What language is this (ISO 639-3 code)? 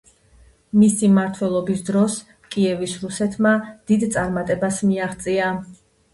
kat